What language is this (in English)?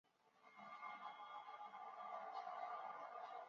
Chinese